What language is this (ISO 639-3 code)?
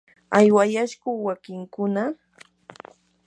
qur